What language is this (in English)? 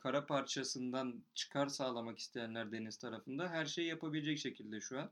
Turkish